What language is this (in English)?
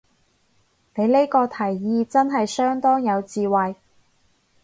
Cantonese